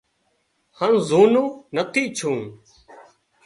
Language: Wadiyara Koli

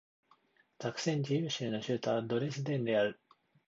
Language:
Japanese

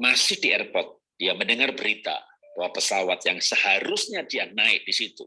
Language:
Indonesian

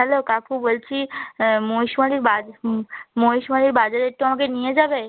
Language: Bangla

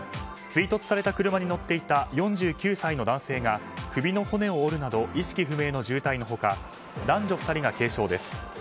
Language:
Japanese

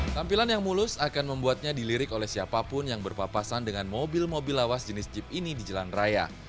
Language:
Indonesian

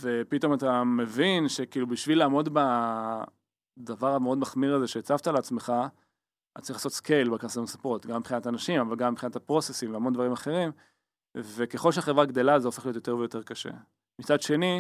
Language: Hebrew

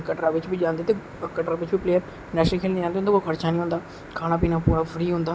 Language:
Dogri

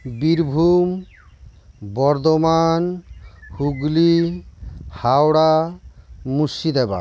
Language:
Santali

